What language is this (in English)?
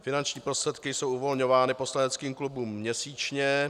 Czech